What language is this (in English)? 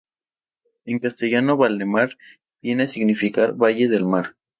Spanish